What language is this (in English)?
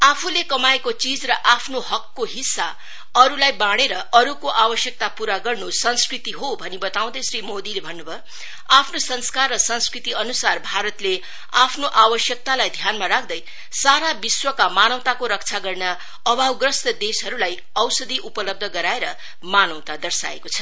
Nepali